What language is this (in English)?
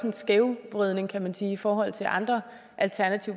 Danish